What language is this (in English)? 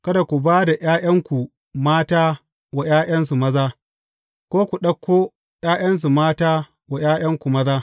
Hausa